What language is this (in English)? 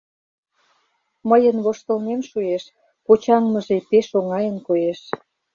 Mari